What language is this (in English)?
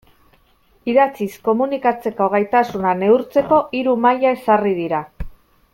Basque